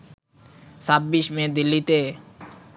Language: Bangla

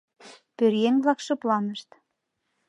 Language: Mari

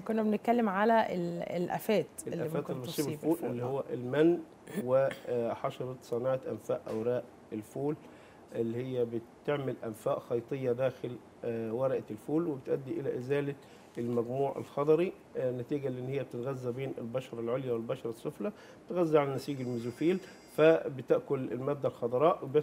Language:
Arabic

